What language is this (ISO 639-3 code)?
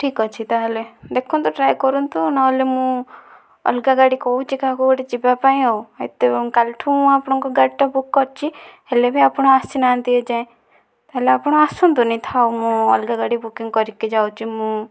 ori